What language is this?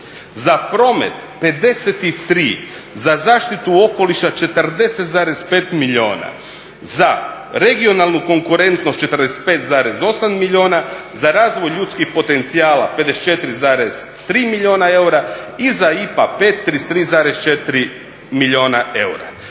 Croatian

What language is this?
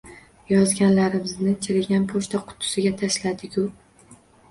Uzbek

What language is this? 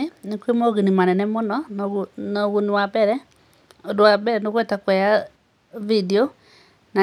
Kikuyu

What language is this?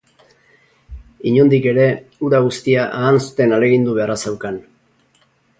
Basque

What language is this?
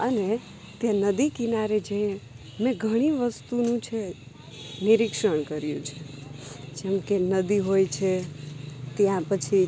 Gujarati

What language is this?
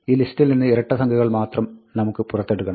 Malayalam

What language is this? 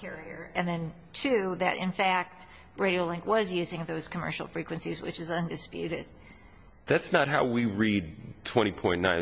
English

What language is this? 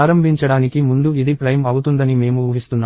Telugu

